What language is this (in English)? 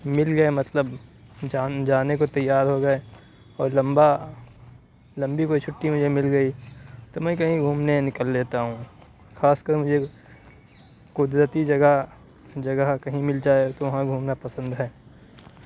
Urdu